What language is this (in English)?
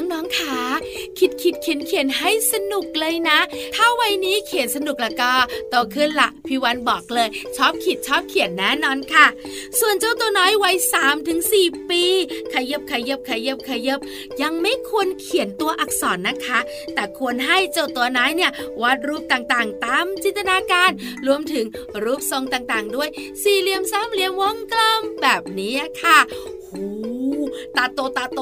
Thai